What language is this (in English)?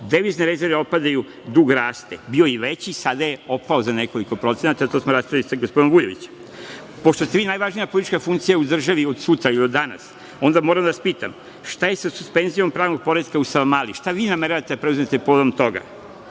Serbian